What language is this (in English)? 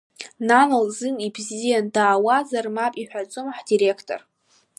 Abkhazian